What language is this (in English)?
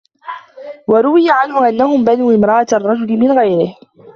Arabic